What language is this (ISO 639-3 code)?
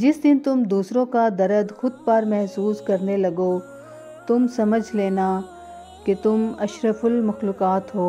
hin